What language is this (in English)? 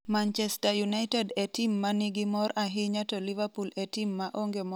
Luo (Kenya and Tanzania)